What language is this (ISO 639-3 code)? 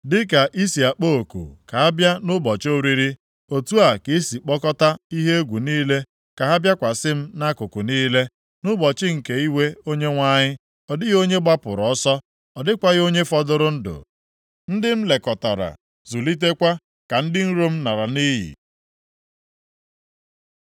ibo